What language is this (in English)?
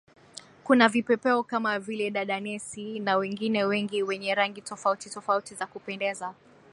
Swahili